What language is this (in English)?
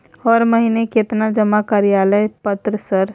Maithili